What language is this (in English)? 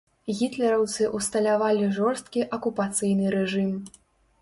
Belarusian